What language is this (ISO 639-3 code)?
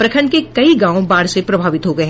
hin